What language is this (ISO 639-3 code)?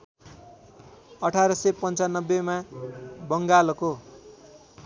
nep